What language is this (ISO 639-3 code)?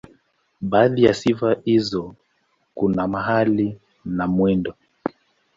swa